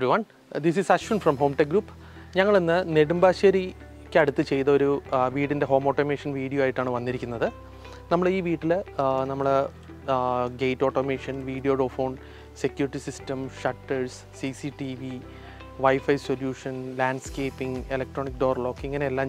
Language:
Malayalam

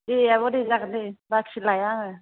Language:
Bodo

